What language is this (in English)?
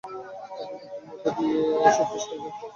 Bangla